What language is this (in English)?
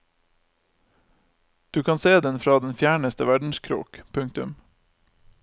Norwegian